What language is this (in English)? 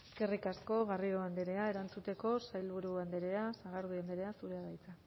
Basque